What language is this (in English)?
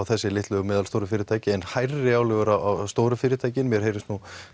Icelandic